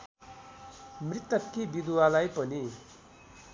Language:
Nepali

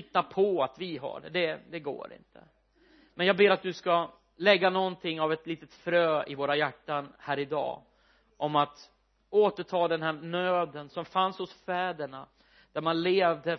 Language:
Swedish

